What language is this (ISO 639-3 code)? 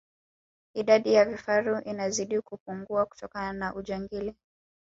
swa